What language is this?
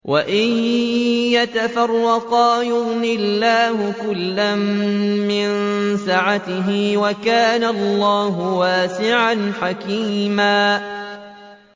Arabic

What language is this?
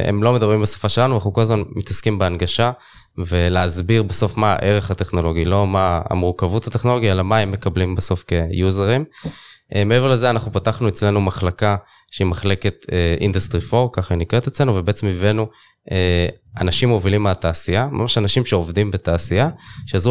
Hebrew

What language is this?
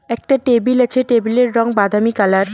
Bangla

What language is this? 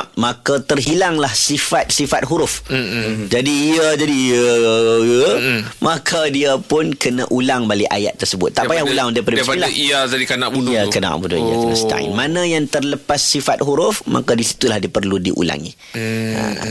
Malay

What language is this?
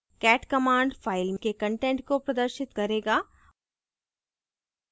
Hindi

